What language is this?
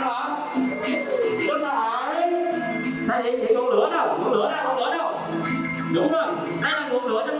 Vietnamese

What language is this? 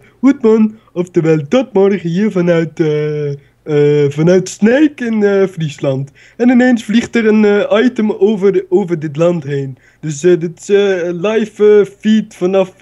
Dutch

